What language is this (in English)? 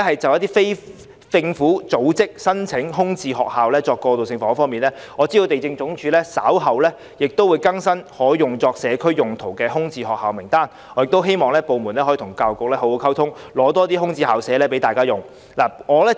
Cantonese